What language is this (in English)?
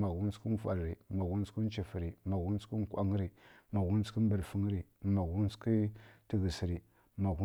Kirya-Konzəl